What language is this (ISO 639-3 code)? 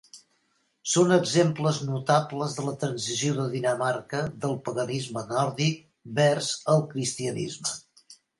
cat